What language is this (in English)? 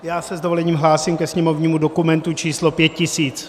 Czech